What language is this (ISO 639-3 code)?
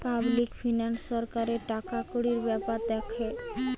ben